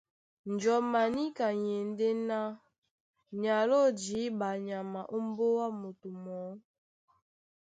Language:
Duala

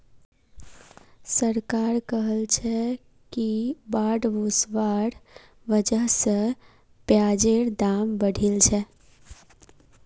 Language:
Magahi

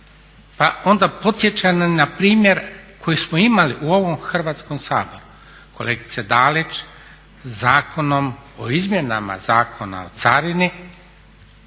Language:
Croatian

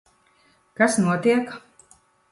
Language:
Latvian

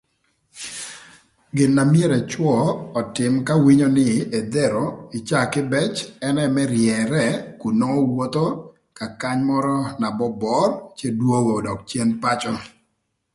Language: Thur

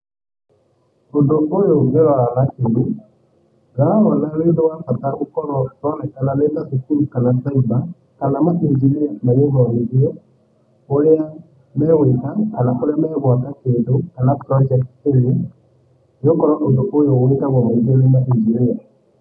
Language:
Kikuyu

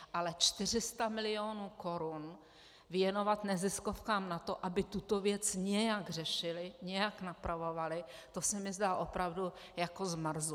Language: Czech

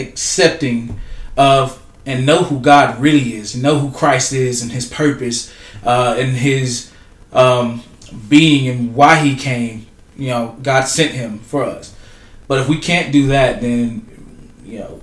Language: English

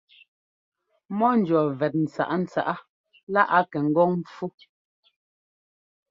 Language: Ngomba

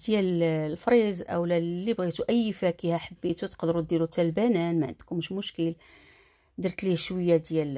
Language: Arabic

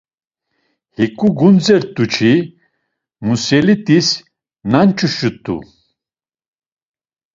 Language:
Laz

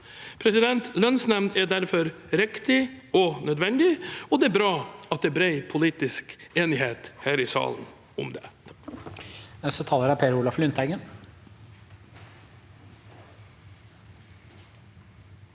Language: Norwegian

